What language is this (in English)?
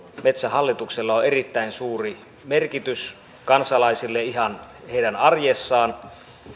Finnish